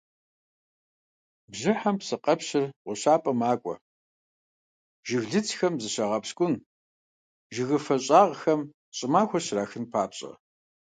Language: Kabardian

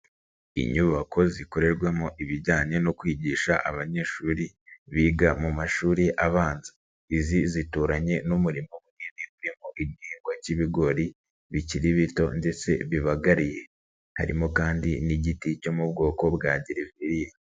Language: Kinyarwanda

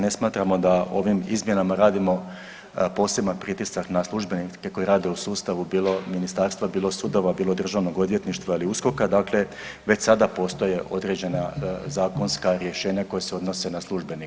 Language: Croatian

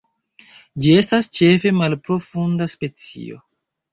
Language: Esperanto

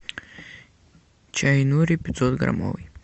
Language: Russian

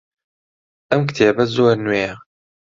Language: Central Kurdish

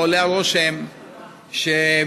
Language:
Hebrew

